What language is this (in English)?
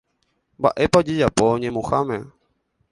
Guarani